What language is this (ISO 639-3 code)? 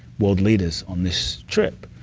eng